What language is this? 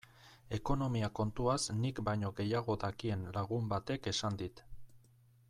Basque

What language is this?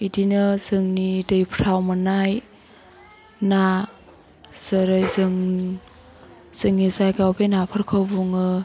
Bodo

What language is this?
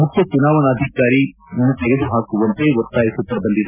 Kannada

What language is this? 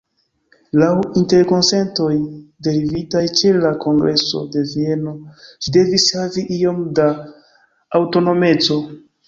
Esperanto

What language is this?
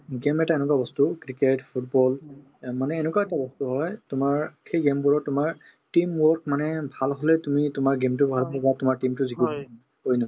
Assamese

